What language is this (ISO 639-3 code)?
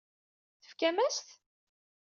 kab